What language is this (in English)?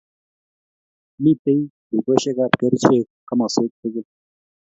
Kalenjin